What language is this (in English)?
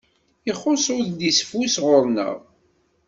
Kabyle